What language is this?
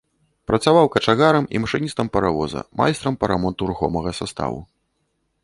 Belarusian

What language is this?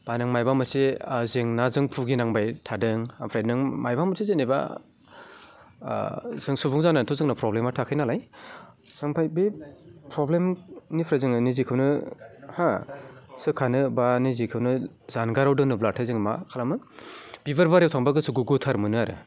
Bodo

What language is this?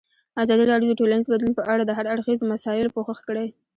Pashto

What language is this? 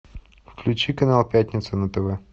Russian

